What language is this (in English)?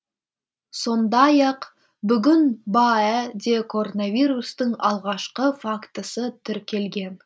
Kazakh